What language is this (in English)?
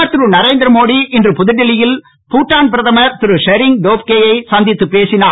Tamil